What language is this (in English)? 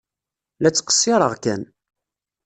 Kabyle